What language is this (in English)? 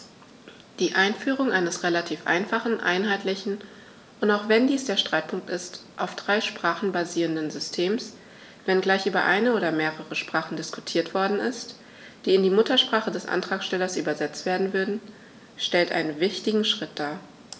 German